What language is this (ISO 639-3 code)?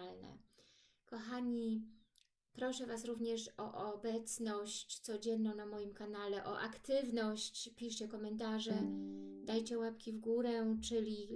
pol